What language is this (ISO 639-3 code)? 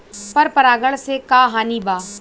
bho